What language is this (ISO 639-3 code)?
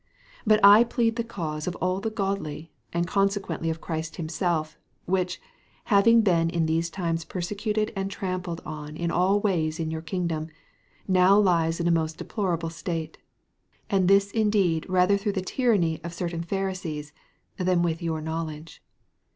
eng